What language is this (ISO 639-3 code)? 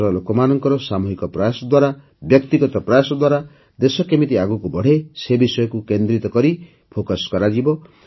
ori